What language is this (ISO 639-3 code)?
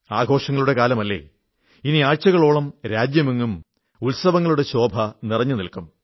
mal